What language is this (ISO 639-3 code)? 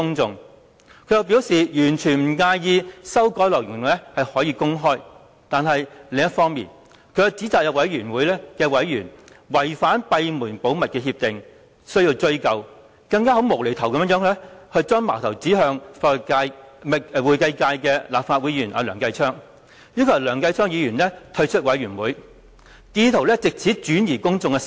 yue